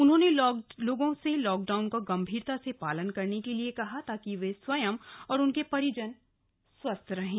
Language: Hindi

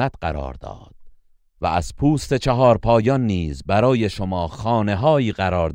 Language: Persian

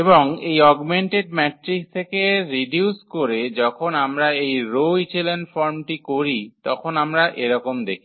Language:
Bangla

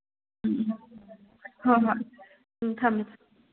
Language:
Manipuri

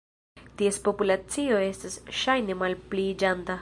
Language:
Esperanto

